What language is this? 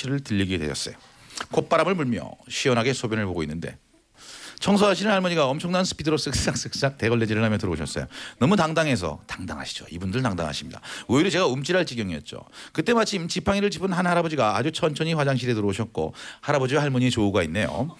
Korean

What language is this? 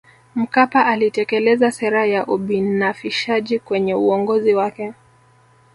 Swahili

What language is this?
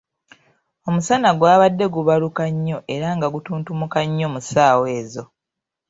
Ganda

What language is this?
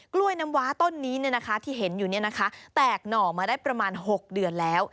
Thai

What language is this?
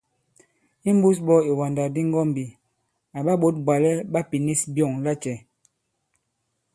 Bankon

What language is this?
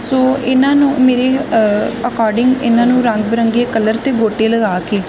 Punjabi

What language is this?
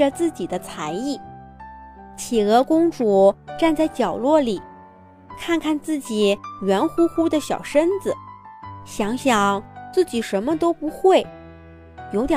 Chinese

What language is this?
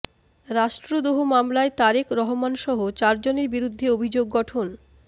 Bangla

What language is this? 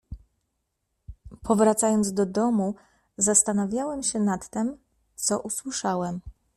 Polish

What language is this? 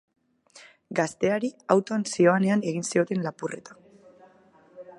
Basque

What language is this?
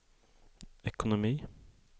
Swedish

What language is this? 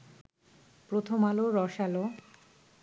Bangla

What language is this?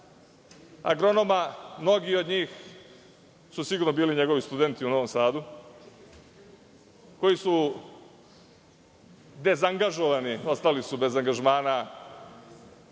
Serbian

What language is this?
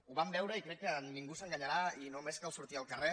Catalan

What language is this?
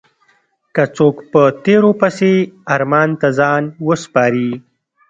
Pashto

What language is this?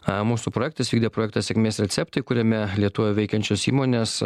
Lithuanian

